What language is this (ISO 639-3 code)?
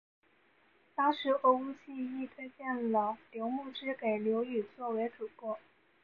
zho